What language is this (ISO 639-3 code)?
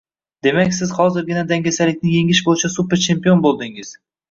uzb